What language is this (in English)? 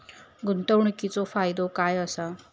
Marathi